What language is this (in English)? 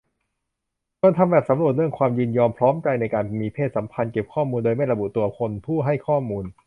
Thai